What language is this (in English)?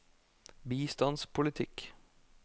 Norwegian